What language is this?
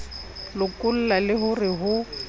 Southern Sotho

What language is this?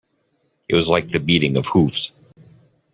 English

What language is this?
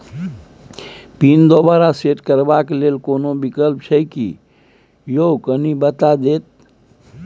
Maithili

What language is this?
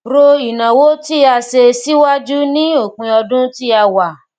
Yoruba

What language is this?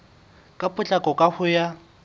Southern Sotho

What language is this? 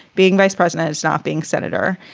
English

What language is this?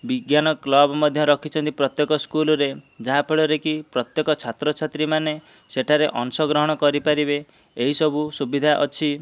Odia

